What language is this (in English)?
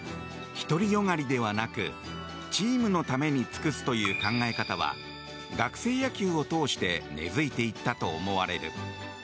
Japanese